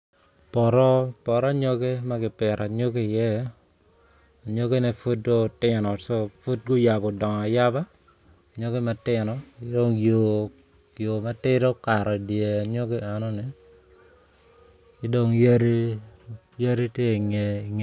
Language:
Acoli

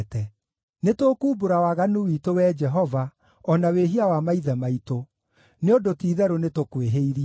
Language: Kikuyu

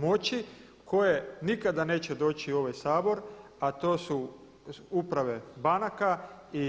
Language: Croatian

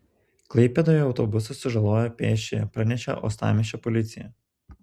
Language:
Lithuanian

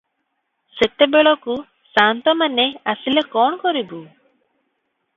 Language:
Odia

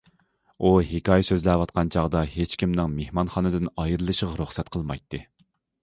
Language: Uyghur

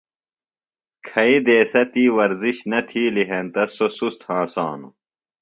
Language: Phalura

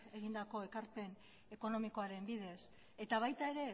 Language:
Basque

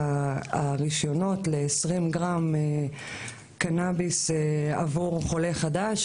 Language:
Hebrew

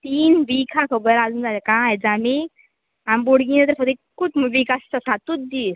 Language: Konkani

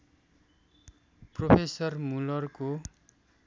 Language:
Nepali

